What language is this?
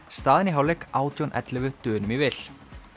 Icelandic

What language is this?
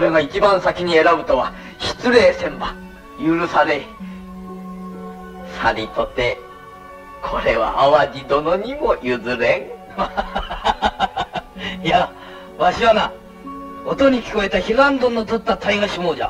Japanese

